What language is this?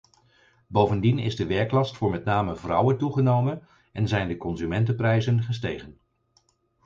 Dutch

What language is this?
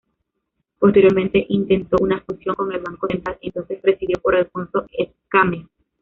Spanish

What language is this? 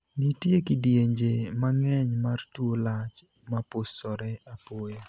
Luo (Kenya and Tanzania)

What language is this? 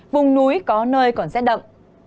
Vietnamese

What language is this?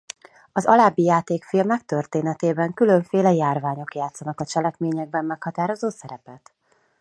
Hungarian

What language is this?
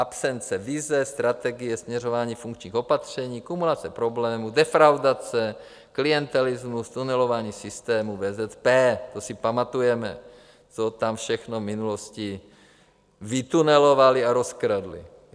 Czech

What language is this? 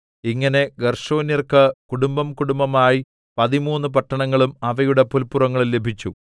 Malayalam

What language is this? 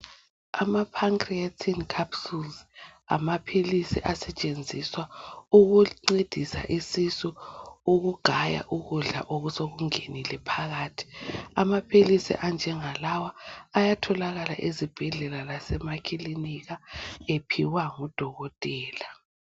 North Ndebele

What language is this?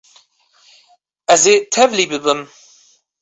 Kurdish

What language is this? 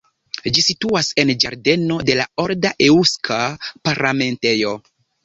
Esperanto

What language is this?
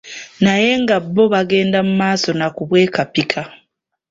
Ganda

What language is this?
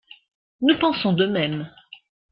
French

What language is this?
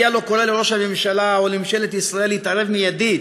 Hebrew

